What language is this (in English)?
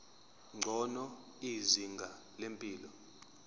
Zulu